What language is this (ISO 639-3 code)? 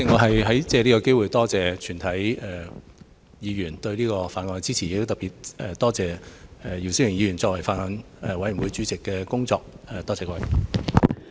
yue